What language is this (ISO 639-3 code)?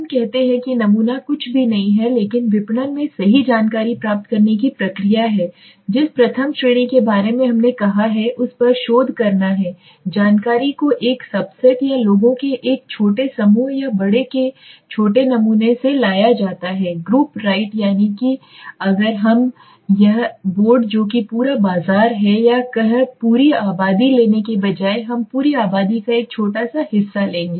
hin